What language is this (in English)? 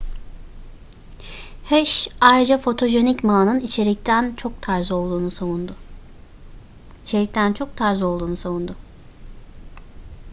Turkish